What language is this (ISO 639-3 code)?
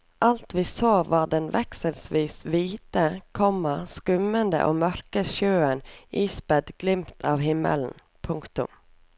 nor